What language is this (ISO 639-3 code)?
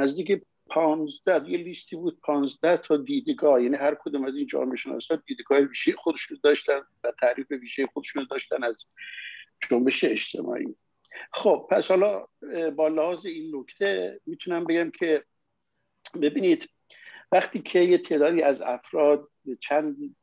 fas